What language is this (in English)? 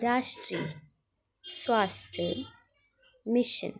Dogri